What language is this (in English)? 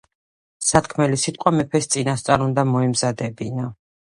Georgian